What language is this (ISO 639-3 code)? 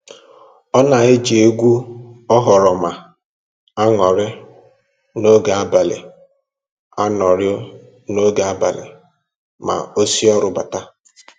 ibo